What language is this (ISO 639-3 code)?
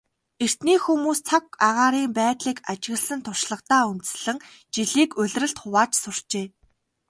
mon